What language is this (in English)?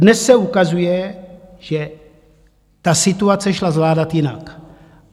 Czech